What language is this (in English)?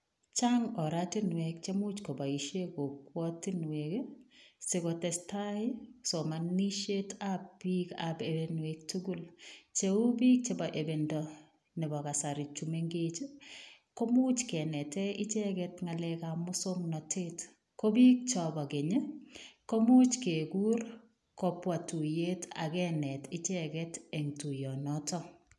Kalenjin